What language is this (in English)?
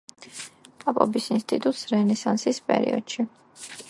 Georgian